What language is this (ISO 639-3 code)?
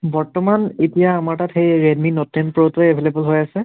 asm